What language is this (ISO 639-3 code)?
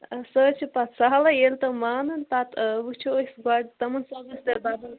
kas